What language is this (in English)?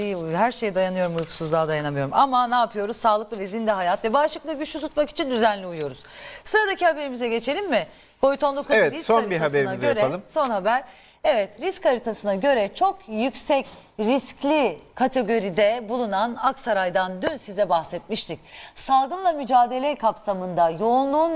Turkish